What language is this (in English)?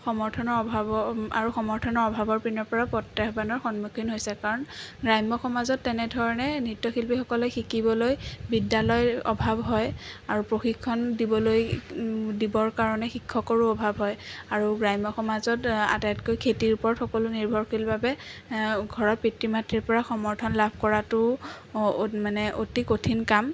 Assamese